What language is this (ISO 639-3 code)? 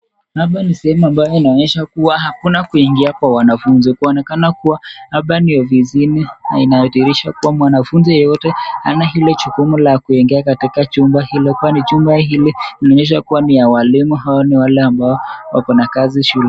swa